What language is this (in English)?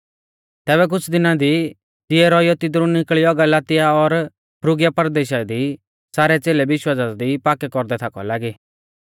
Mahasu Pahari